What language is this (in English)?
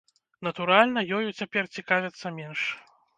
Belarusian